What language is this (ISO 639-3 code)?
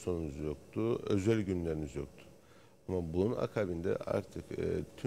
tur